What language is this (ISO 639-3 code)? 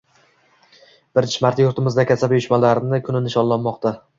uzb